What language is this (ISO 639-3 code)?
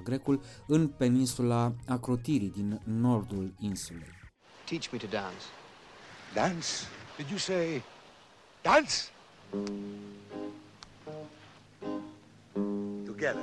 ron